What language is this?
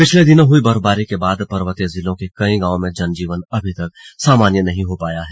Hindi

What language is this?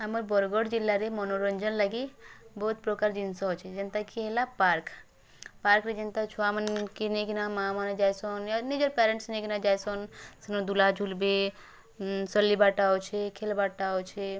Odia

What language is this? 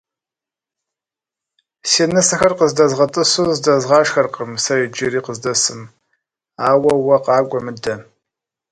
Kabardian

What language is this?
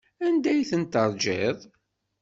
Kabyle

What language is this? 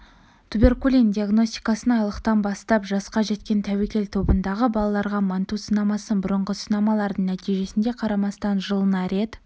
Kazakh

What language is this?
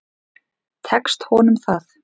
Icelandic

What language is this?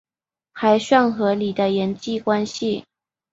Chinese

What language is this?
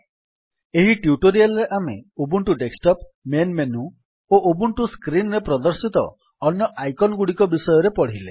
Odia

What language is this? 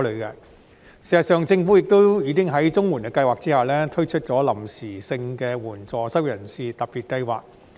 Cantonese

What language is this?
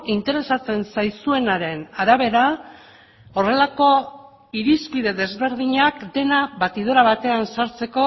Basque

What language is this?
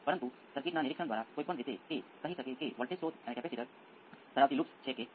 Gujarati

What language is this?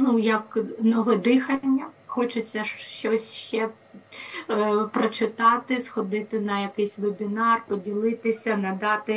Ukrainian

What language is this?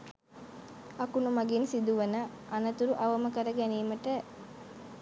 Sinhala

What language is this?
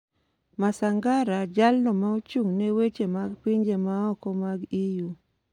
Luo (Kenya and Tanzania)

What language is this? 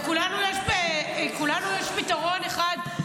Hebrew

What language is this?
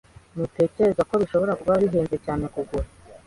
Kinyarwanda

